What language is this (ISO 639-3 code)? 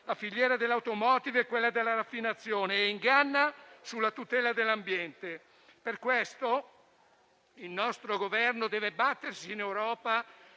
ita